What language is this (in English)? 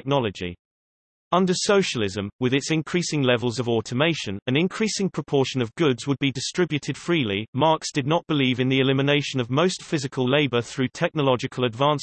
English